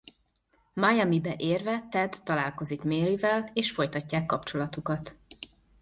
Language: Hungarian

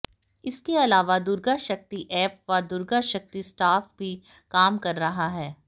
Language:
Hindi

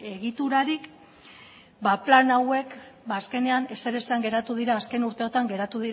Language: Basque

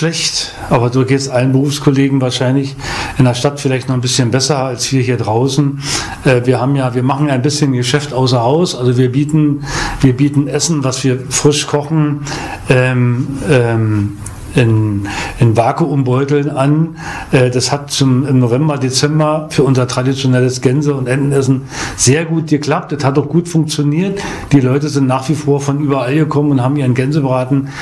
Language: German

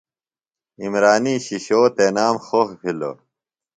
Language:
Phalura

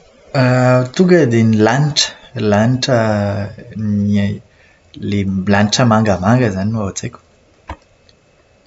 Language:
Malagasy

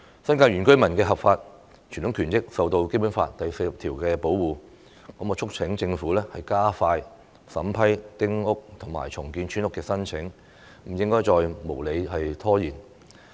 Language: Cantonese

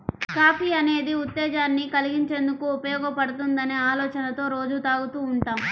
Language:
Telugu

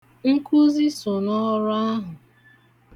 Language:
Igbo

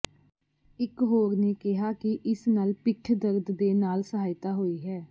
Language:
Punjabi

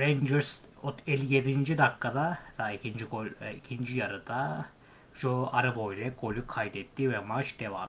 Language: Turkish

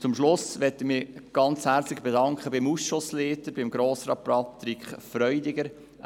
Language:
Swiss German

